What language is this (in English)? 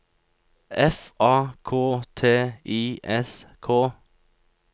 Norwegian